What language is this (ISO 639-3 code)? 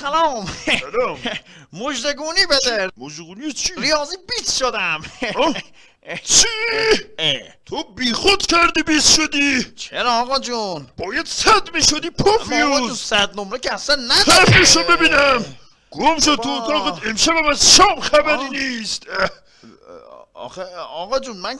fas